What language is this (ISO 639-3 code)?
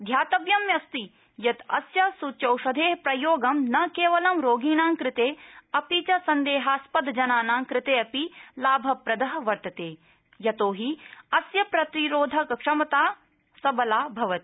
san